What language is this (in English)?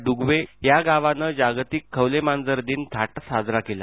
Marathi